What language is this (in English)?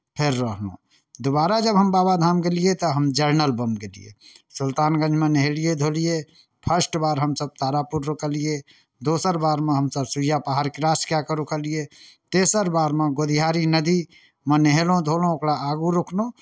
Maithili